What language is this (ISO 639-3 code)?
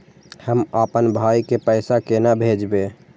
mai